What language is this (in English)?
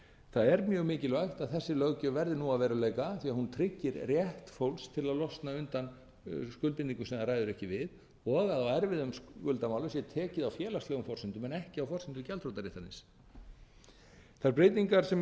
Icelandic